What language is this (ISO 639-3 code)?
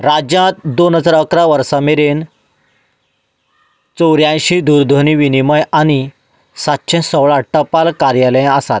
kok